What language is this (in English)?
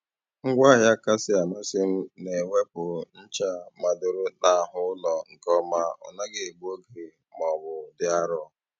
Igbo